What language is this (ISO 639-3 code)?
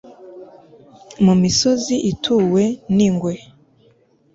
kin